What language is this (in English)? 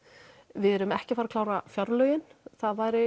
Icelandic